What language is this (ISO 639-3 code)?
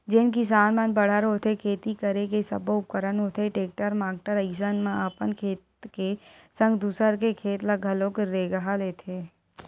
hne